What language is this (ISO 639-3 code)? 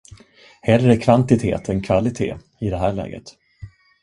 swe